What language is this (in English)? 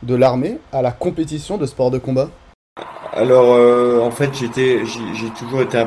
French